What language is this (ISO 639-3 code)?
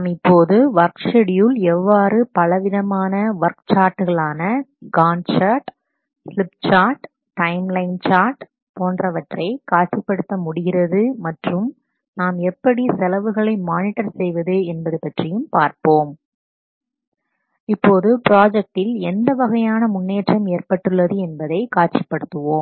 tam